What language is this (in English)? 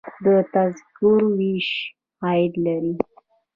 Pashto